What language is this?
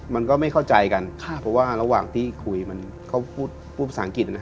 Thai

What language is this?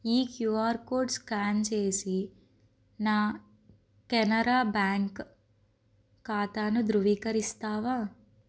Telugu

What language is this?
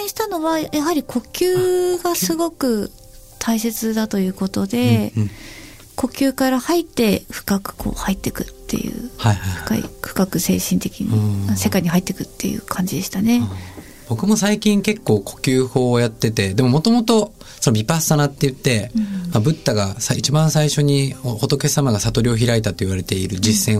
Japanese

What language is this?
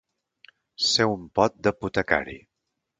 Catalan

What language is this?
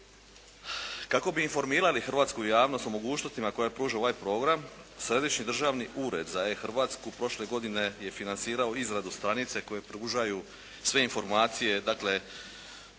Croatian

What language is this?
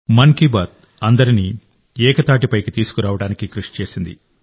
Telugu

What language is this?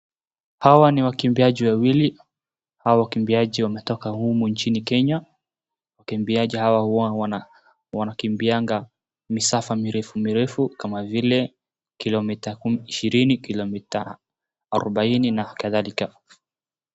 Swahili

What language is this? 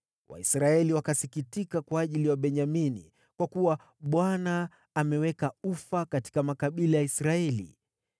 Swahili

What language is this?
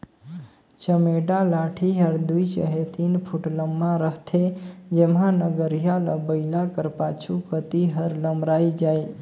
Chhattisgarhi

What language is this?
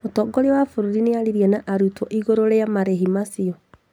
Kikuyu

